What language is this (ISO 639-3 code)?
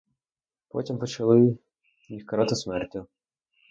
ukr